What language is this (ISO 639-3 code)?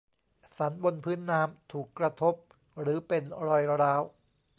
tha